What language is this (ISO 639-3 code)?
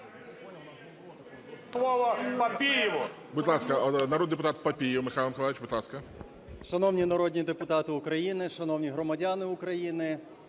ukr